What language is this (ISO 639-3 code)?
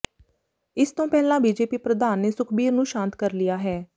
pan